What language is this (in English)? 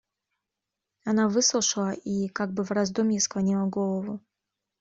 Russian